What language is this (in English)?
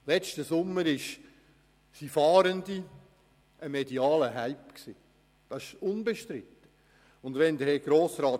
Swiss German